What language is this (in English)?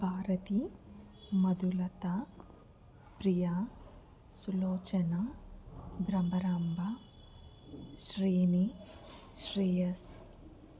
Telugu